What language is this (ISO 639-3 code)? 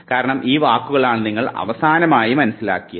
mal